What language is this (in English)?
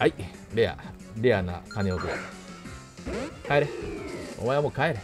Japanese